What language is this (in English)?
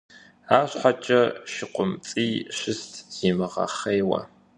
Kabardian